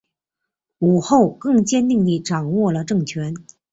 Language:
Chinese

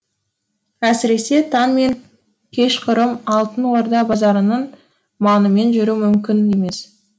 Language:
Kazakh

